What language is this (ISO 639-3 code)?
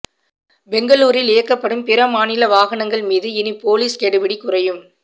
tam